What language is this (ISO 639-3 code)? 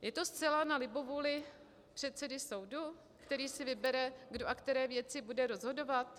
ces